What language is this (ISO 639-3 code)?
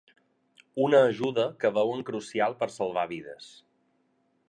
cat